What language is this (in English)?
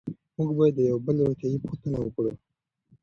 Pashto